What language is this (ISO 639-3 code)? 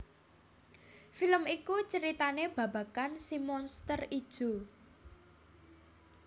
jav